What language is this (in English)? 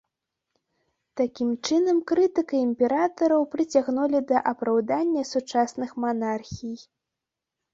Belarusian